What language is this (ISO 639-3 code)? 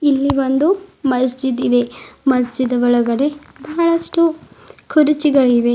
kan